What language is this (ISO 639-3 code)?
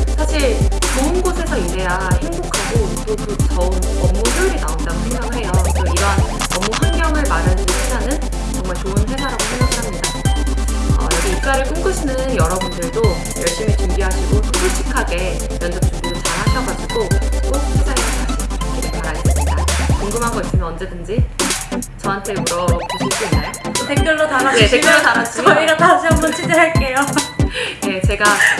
kor